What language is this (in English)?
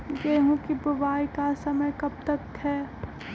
Magahi